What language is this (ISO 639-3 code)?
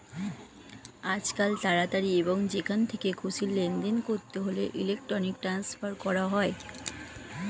ben